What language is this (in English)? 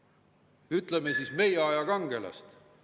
Estonian